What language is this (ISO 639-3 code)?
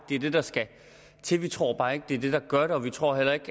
dan